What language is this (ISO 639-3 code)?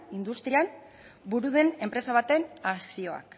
eus